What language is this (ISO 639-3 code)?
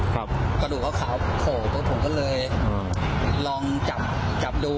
tha